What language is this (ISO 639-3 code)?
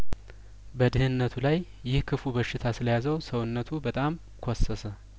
amh